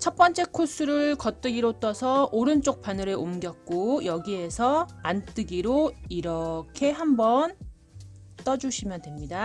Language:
Korean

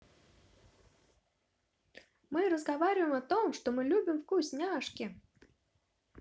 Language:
Russian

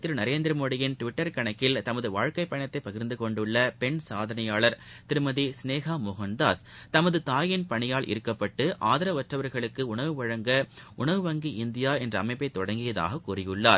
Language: Tamil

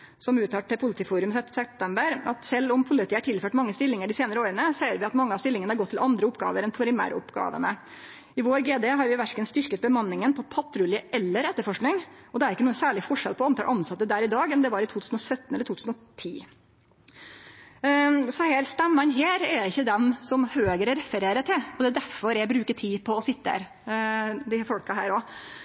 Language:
Norwegian Nynorsk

